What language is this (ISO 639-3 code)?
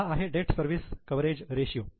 mar